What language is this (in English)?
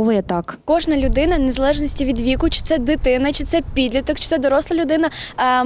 Ukrainian